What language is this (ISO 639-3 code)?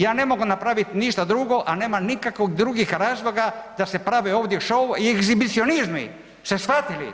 hrv